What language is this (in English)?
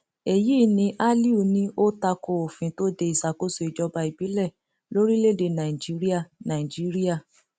Yoruba